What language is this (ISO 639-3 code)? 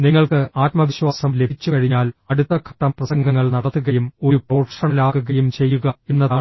mal